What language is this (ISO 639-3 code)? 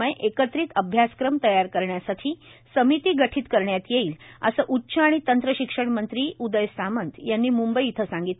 mar